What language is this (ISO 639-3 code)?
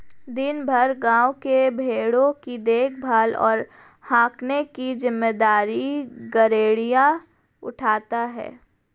hin